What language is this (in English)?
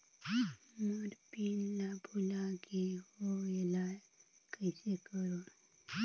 Chhattisgarhi